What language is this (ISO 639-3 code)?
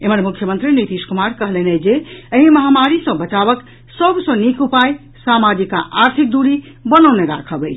mai